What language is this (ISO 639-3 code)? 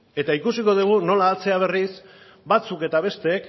eus